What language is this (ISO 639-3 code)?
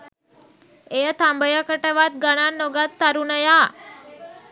sin